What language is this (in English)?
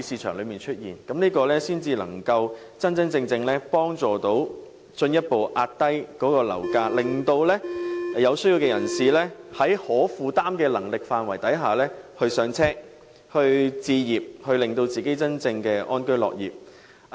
Cantonese